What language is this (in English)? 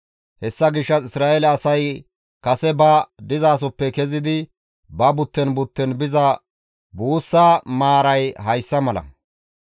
Gamo